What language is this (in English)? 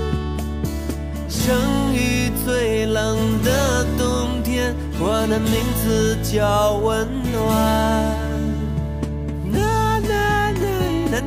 Chinese